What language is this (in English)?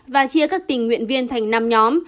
Vietnamese